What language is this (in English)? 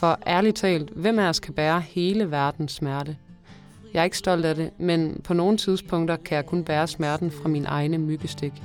Danish